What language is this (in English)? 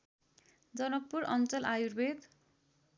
Nepali